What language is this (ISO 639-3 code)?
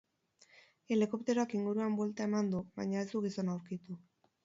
eus